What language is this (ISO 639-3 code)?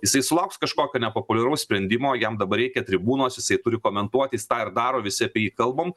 lit